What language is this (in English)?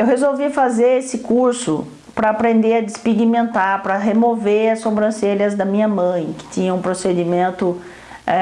Portuguese